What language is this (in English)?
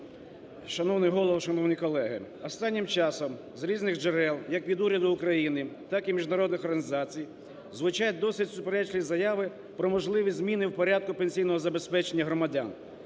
Ukrainian